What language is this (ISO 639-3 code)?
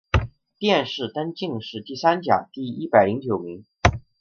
zho